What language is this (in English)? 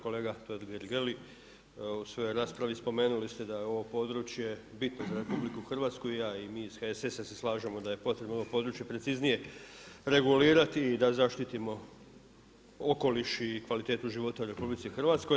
Croatian